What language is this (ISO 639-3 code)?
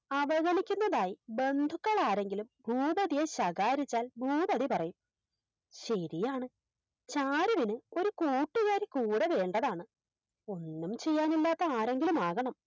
mal